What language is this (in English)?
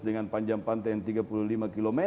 Indonesian